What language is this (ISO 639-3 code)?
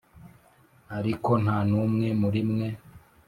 kin